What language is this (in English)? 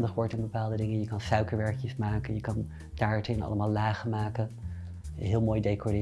Dutch